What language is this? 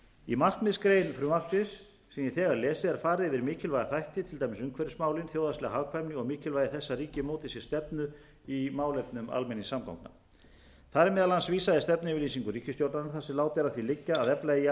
Icelandic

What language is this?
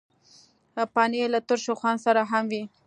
Pashto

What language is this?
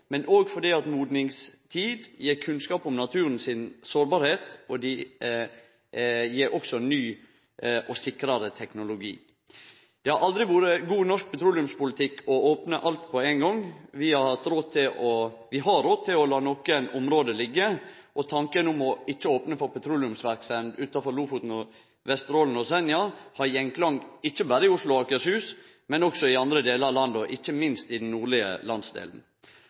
Norwegian Nynorsk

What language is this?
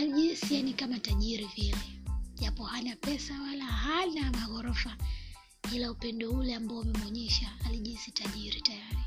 Swahili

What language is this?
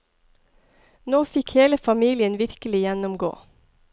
Norwegian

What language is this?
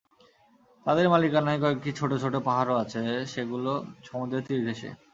Bangla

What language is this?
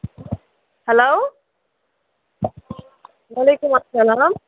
Kashmiri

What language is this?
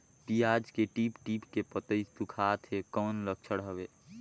Chhattisgarhi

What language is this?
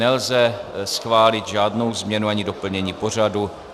Czech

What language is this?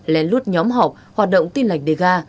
Vietnamese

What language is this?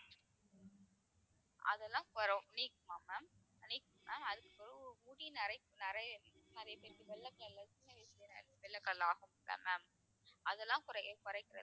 Tamil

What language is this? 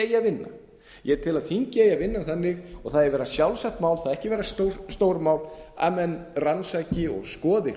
Icelandic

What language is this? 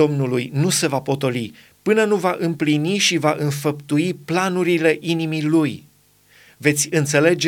Romanian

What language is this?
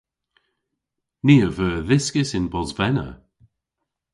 Cornish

